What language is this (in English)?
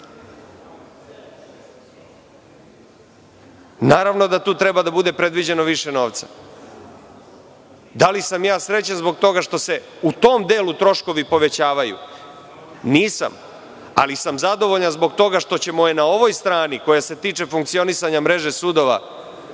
Serbian